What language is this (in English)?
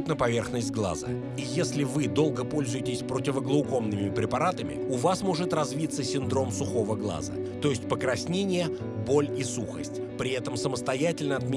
Russian